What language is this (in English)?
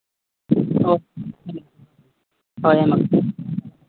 Santali